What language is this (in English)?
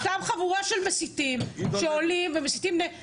Hebrew